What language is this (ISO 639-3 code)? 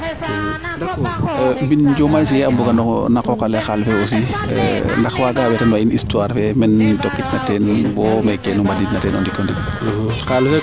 srr